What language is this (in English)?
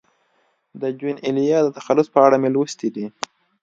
Pashto